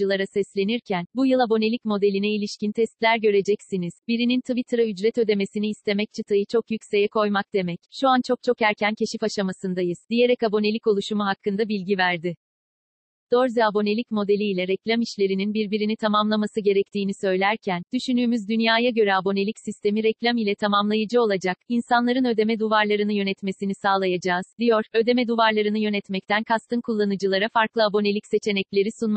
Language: Turkish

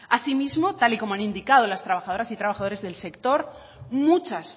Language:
Spanish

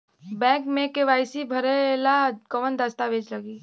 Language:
Bhojpuri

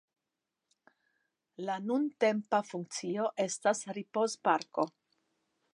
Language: Esperanto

